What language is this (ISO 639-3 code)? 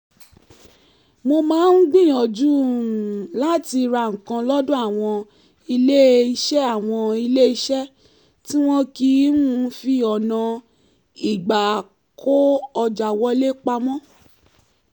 yor